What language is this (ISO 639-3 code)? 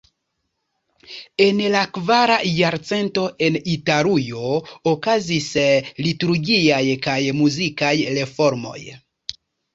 epo